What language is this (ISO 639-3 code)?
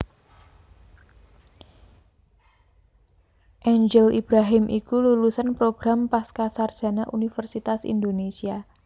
jav